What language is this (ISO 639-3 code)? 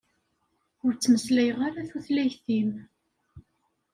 kab